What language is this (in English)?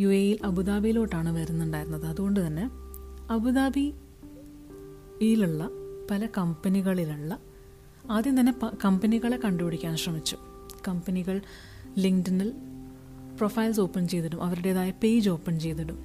Malayalam